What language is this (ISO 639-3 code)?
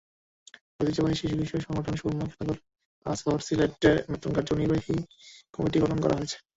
ben